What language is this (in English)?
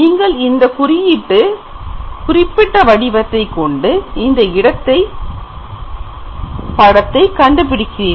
Tamil